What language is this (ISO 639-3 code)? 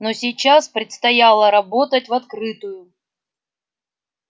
rus